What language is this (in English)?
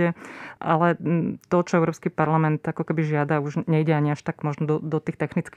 Slovak